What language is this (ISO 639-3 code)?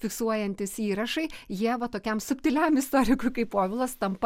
lit